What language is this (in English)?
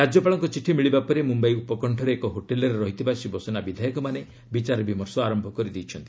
Odia